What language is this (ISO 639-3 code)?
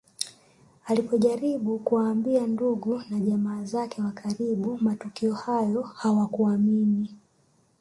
swa